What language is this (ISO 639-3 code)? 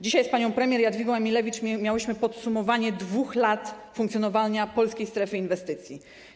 pol